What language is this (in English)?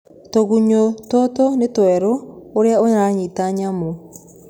Kikuyu